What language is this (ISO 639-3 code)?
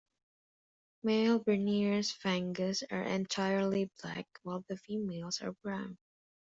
eng